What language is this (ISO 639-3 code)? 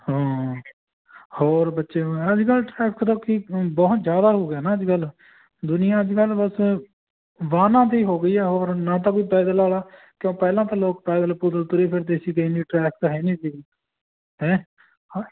pan